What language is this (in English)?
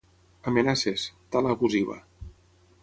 Catalan